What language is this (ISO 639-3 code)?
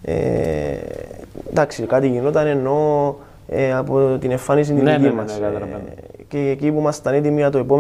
ell